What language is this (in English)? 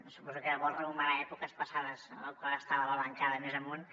Catalan